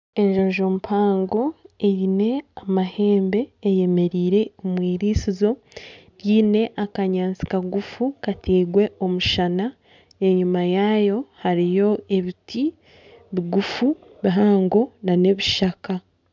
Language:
Nyankole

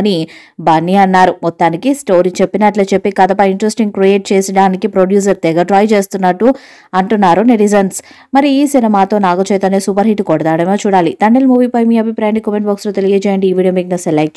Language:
Telugu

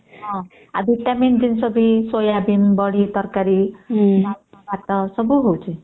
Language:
Odia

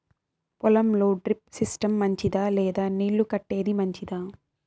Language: Telugu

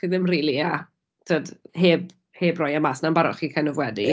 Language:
Welsh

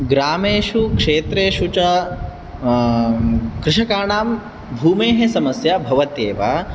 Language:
Sanskrit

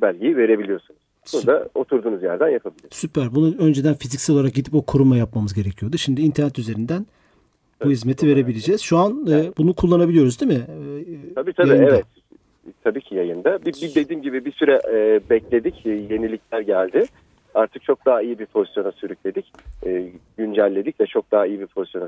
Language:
Turkish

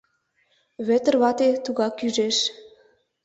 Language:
Mari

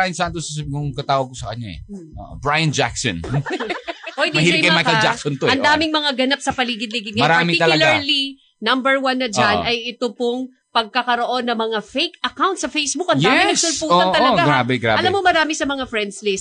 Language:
Filipino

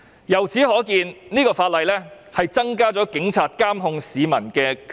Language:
Cantonese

